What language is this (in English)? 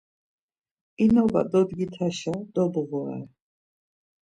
Laz